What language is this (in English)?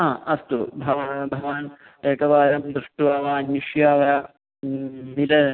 Sanskrit